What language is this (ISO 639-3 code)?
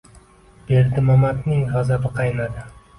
uzb